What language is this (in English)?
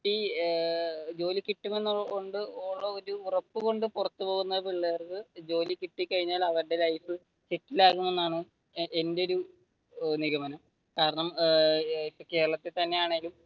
Malayalam